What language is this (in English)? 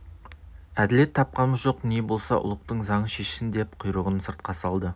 Kazakh